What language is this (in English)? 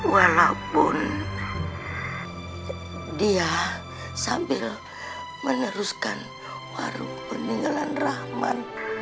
Indonesian